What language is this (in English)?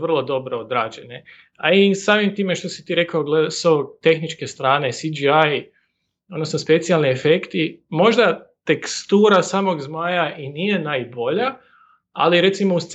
Croatian